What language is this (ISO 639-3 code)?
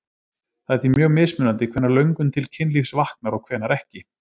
isl